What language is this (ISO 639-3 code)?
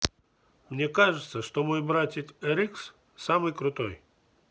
rus